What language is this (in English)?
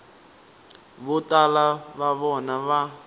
Tsonga